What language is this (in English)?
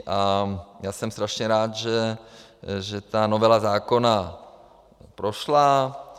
Czech